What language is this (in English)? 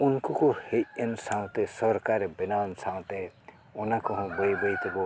Santali